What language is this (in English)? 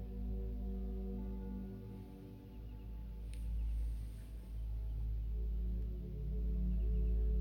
Chinese